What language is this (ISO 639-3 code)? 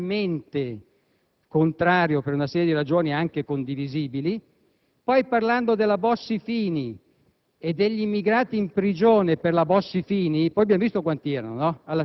ita